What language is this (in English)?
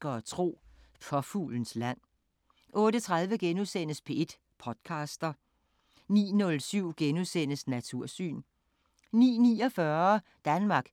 Danish